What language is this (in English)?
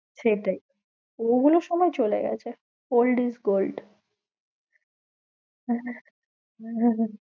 Bangla